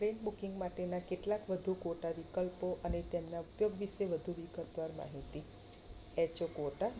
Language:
Gujarati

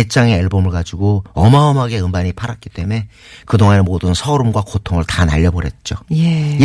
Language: Korean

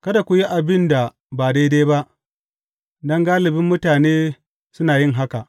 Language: Hausa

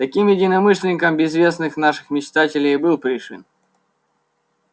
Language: Russian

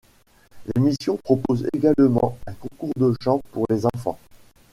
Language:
French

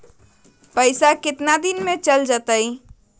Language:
Magahi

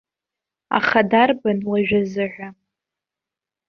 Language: Abkhazian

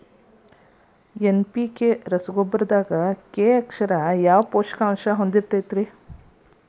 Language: Kannada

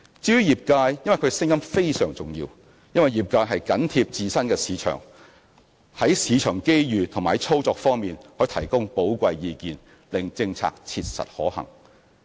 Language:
Cantonese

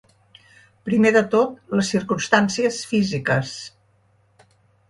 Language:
Catalan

